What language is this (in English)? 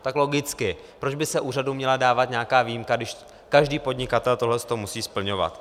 Czech